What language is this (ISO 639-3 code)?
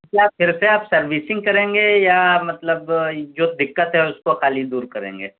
urd